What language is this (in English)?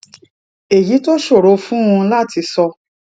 Yoruba